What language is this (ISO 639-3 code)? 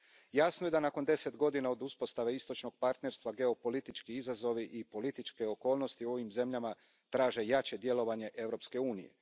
hrv